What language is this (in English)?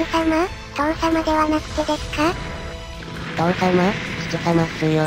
Japanese